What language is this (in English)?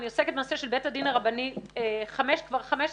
Hebrew